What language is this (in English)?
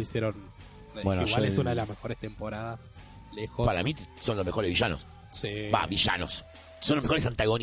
Spanish